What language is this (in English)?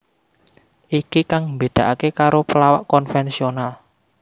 Javanese